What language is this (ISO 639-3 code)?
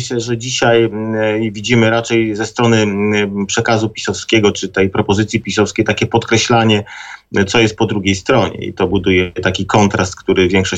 pol